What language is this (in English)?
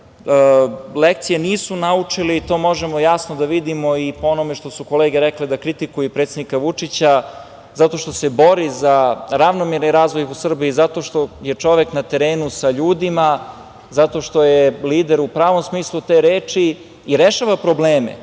Serbian